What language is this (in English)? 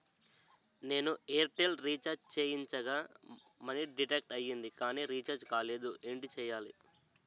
Telugu